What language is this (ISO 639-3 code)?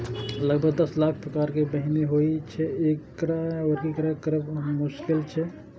mai